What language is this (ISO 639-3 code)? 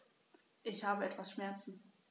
deu